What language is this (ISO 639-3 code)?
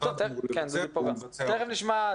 heb